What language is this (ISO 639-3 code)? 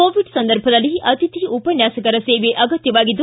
kan